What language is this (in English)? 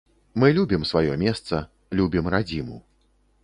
Belarusian